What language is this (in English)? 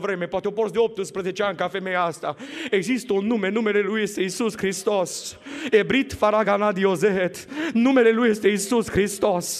Romanian